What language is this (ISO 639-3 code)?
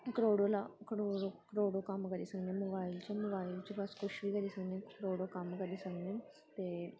doi